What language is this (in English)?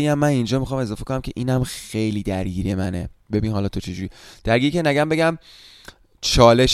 Persian